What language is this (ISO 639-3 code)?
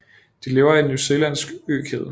dan